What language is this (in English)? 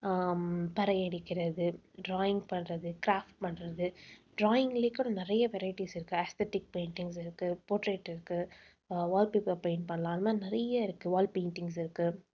Tamil